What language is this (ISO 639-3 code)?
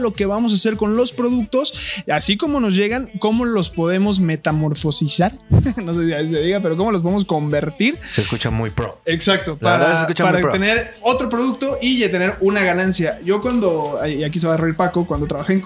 spa